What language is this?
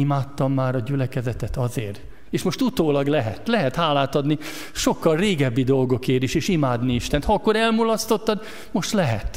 Hungarian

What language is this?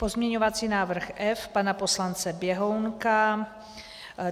Czech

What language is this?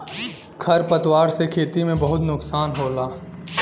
Bhojpuri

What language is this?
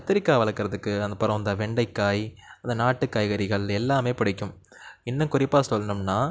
Tamil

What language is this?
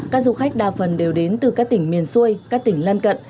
Vietnamese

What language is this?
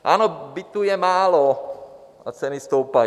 Czech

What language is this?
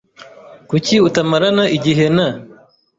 Kinyarwanda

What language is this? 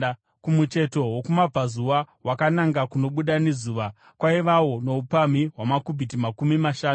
Shona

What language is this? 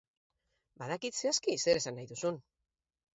Basque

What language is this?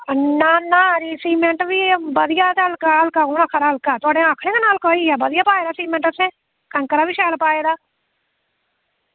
Dogri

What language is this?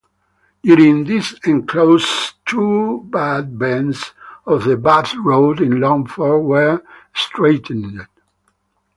English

